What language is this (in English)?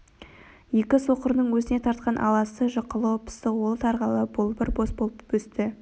Kazakh